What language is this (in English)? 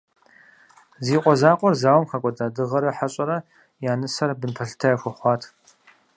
Kabardian